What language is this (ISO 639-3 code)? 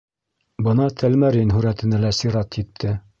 bak